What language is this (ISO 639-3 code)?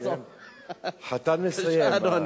heb